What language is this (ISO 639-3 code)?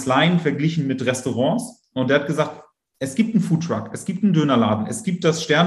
deu